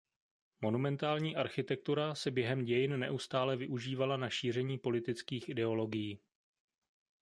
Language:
Czech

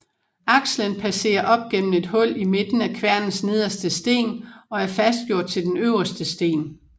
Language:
Danish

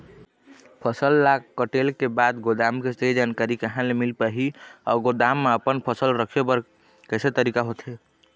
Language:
Chhattisgarhi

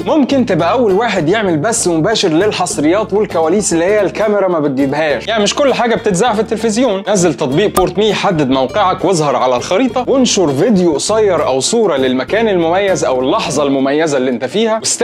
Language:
Arabic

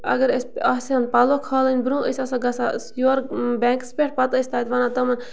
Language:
Kashmiri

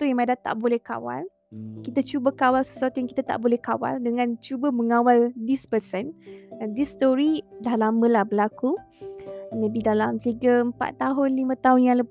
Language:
Malay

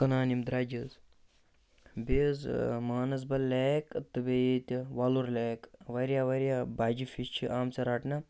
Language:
Kashmiri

